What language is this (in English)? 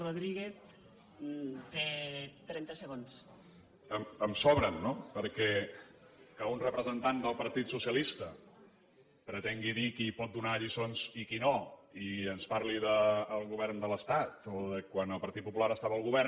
Catalan